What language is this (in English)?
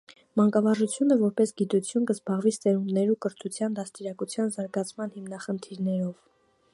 Armenian